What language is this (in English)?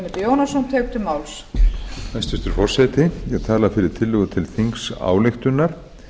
Icelandic